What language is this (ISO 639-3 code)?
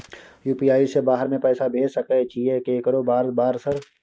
mai